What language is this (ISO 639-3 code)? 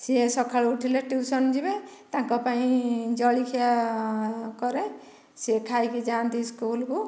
ori